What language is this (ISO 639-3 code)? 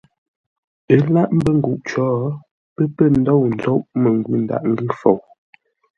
nla